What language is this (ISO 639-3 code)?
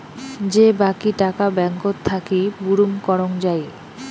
ben